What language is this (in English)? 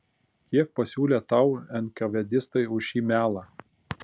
Lithuanian